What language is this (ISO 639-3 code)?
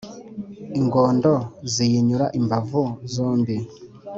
kin